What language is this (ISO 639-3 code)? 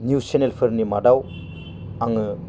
brx